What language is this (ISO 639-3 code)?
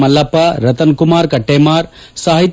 kan